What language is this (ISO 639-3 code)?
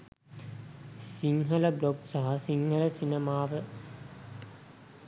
sin